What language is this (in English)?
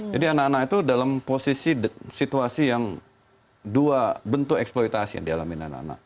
Indonesian